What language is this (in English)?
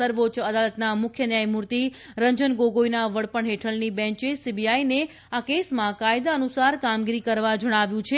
Gujarati